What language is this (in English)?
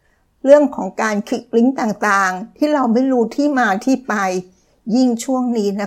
Thai